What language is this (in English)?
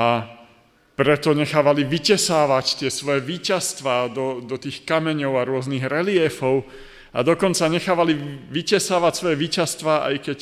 Slovak